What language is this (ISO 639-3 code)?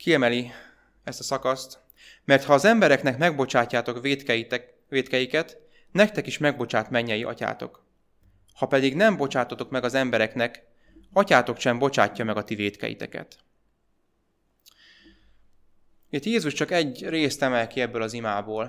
hun